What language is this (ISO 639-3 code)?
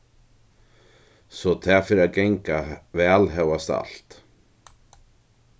fao